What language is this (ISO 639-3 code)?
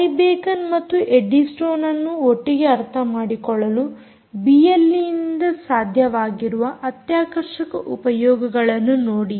kan